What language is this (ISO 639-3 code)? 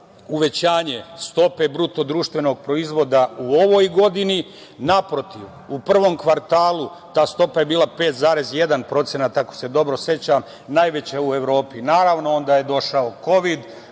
srp